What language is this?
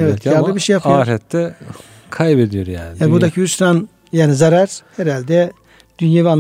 Turkish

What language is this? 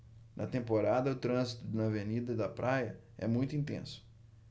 Portuguese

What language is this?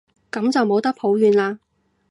Cantonese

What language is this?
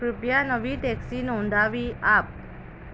Gujarati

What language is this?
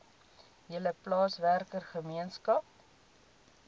Afrikaans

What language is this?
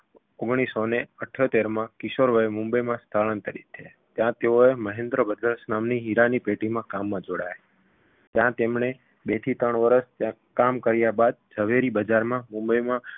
Gujarati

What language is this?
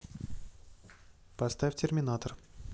Russian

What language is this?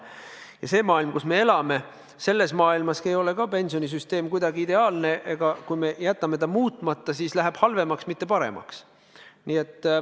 Estonian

